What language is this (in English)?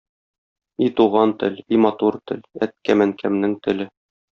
Tatar